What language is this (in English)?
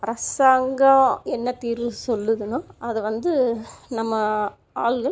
Tamil